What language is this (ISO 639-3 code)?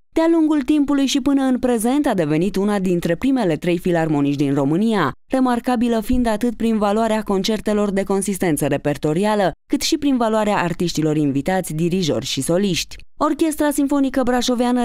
ron